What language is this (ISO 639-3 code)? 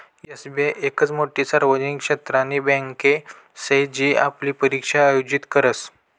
mar